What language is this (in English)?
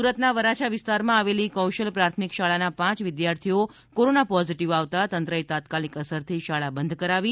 Gujarati